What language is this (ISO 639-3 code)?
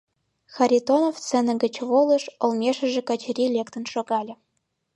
chm